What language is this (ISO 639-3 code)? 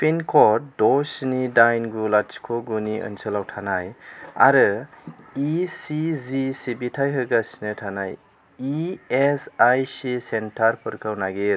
brx